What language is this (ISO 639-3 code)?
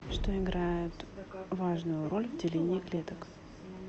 rus